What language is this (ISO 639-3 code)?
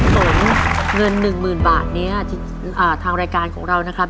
tha